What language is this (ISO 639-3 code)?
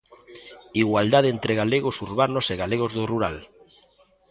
glg